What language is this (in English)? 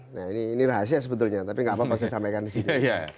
Indonesian